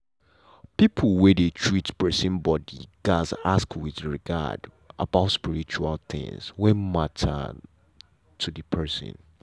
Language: Nigerian Pidgin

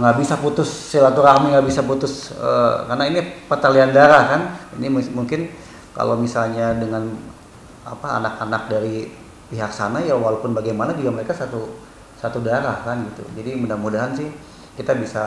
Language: Indonesian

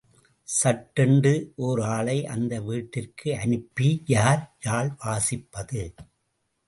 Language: Tamil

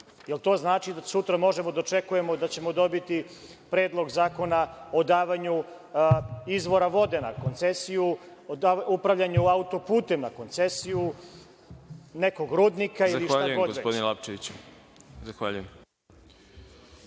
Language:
Serbian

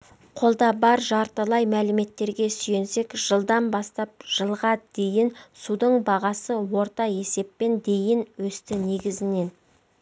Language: Kazakh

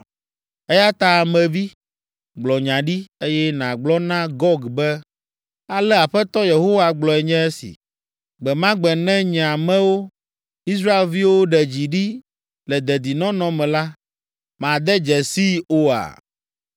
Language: Ewe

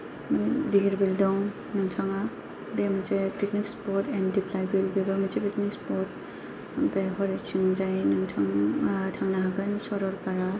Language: Bodo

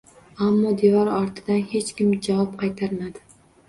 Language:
Uzbek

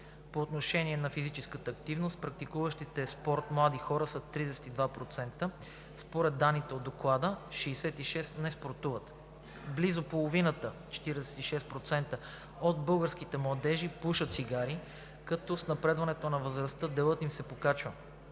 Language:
Bulgarian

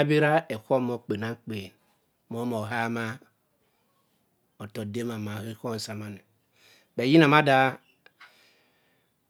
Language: Cross River Mbembe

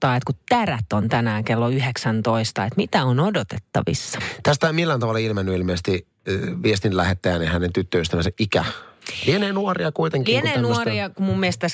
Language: Finnish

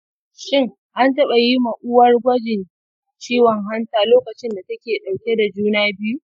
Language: Hausa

